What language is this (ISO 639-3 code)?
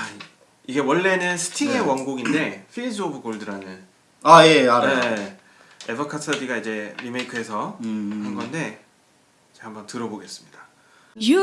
kor